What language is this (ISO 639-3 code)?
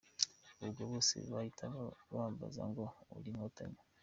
kin